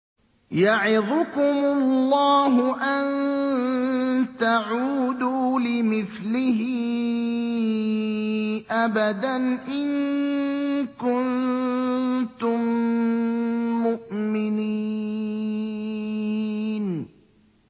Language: Arabic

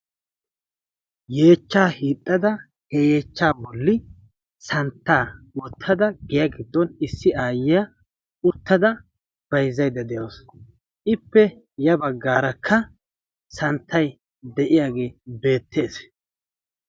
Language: Wolaytta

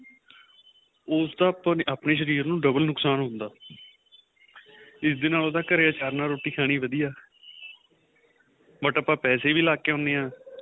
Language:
Punjabi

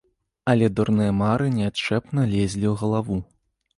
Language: Belarusian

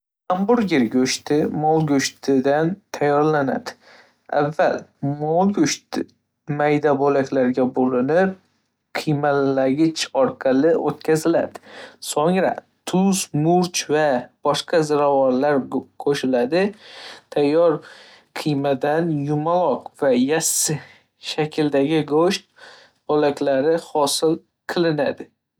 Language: Uzbek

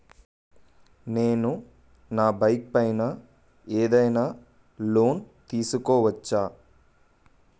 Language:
Telugu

